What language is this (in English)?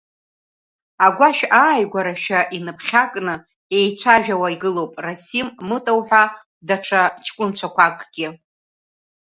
Abkhazian